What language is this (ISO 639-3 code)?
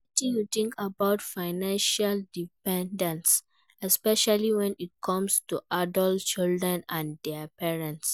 pcm